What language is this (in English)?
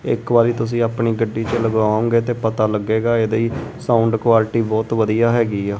Punjabi